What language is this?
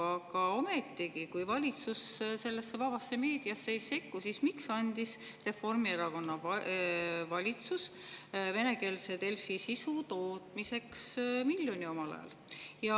Estonian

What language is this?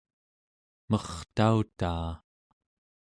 Central Yupik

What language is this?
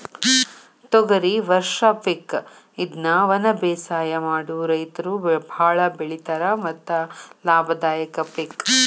Kannada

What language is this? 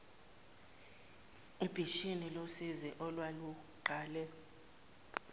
Zulu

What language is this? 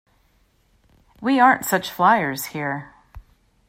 English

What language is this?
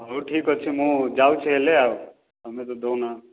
Odia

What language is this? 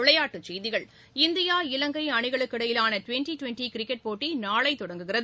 Tamil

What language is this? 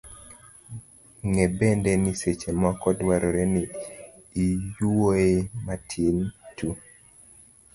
Luo (Kenya and Tanzania)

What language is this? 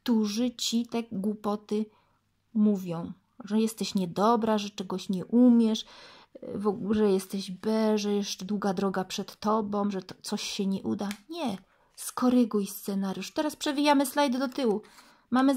Polish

